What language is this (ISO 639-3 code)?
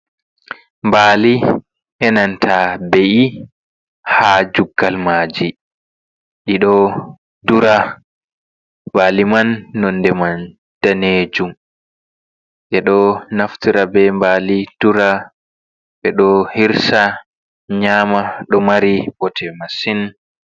ful